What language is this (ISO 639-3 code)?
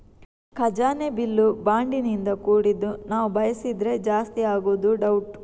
kan